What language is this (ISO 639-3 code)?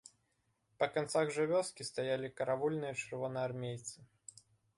bel